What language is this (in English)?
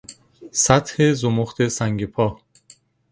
Persian